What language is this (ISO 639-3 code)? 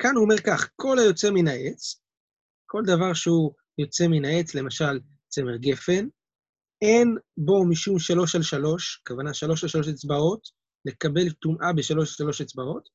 heb